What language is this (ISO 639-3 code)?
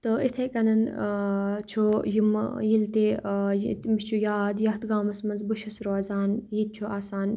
kas